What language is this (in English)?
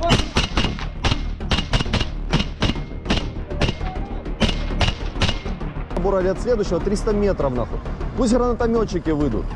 Russian